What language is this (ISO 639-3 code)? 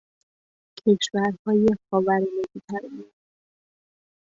fas